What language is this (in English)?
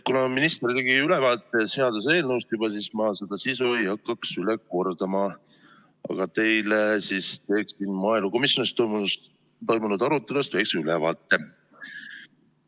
Estonian